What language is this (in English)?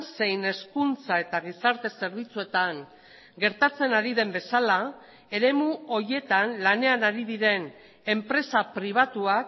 Basque